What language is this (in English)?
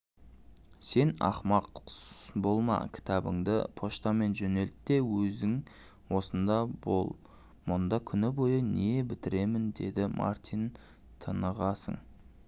Kazakh